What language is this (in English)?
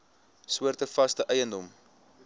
Afrikaans